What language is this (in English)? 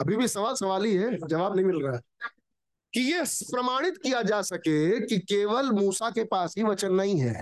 Hindi